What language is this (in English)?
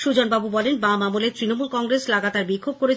Bangla